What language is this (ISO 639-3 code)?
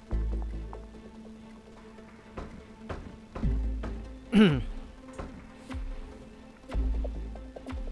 vie